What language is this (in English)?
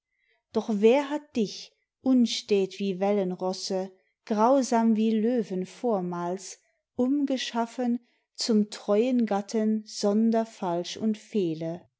German